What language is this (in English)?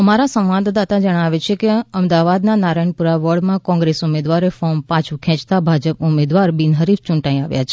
Gujarati